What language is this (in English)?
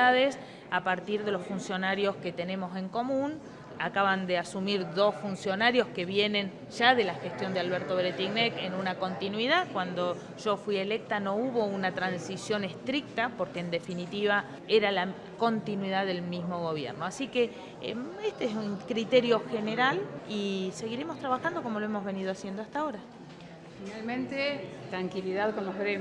Spanish